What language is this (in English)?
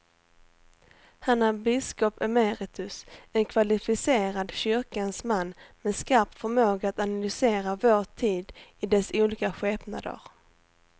Swedish